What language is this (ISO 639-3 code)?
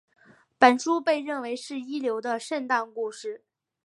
zho